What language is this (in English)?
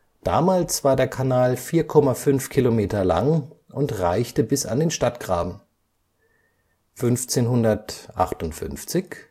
German